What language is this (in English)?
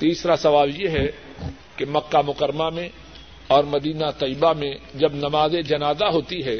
Urdu